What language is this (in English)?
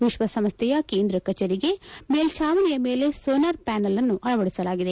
Kannada